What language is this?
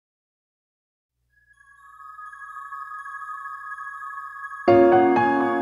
Vietnamese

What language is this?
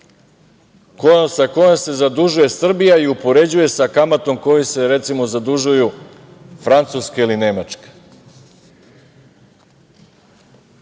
Serbian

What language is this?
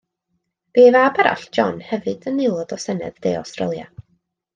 Welsh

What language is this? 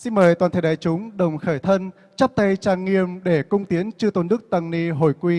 Vietnamese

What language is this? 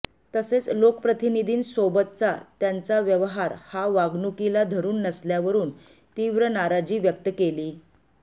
Marathi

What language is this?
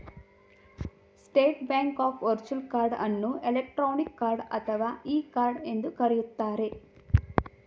Kannada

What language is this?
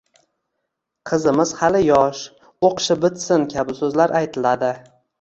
Uzbek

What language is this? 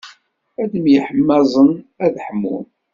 Kabyle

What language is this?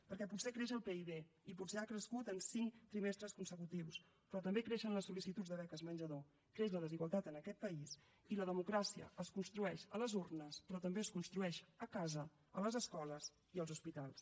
Catalan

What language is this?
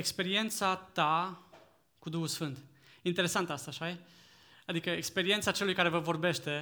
Romanian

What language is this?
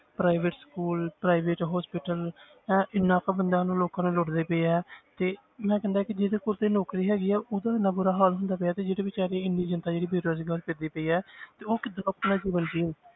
Punjabi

